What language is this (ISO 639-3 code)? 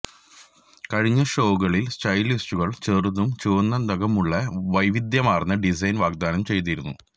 mal